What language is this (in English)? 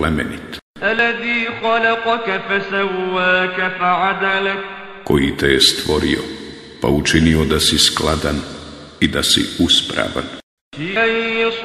Arabic